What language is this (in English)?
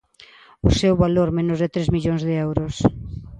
Galician